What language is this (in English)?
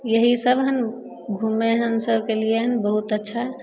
Maithili